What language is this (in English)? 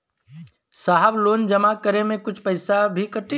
Bhojpuri